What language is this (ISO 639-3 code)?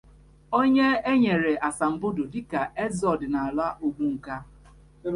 ibo